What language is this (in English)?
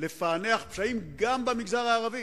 Hebrew